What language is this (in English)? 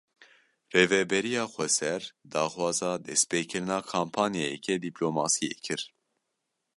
Kurdish